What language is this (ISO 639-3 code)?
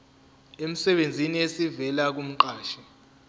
zul